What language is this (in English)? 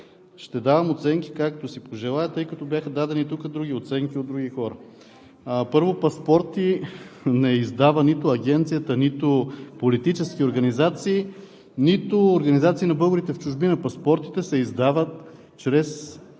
Bulgarian